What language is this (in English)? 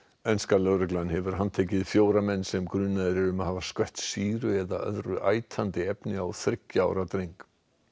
Icelandic